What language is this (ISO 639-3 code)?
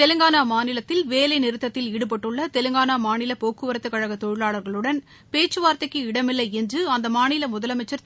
tam